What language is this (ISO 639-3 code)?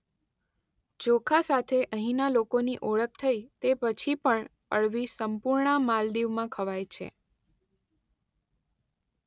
guj